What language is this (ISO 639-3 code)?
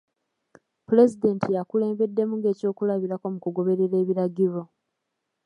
lug